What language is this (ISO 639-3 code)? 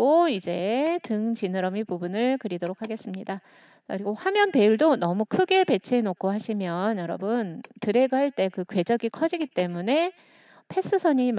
kor